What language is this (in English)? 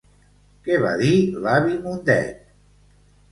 Catalan